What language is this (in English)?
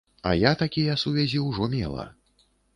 Belarusian